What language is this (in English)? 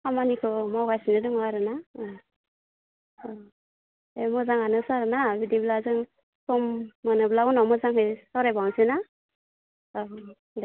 Bodo